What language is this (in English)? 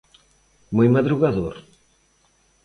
Galician